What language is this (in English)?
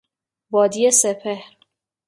Persian